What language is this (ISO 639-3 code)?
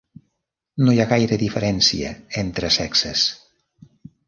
cat